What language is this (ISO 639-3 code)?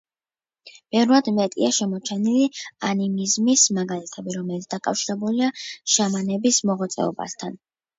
kat